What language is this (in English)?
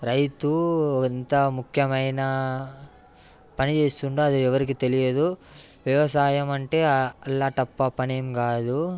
Telugu